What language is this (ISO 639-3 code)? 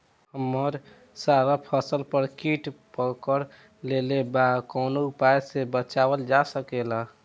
bho